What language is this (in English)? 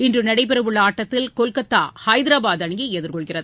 Tamil